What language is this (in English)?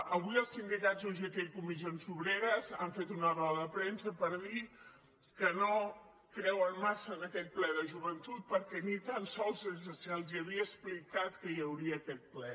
Catalan